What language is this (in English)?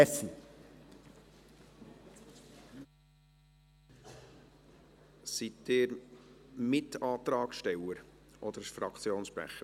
Swiss German